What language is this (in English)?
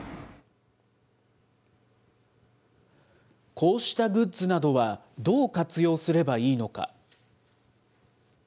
Japanese